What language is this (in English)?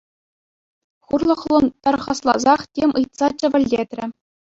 Chuvash